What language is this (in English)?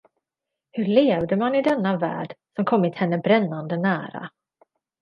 Swedish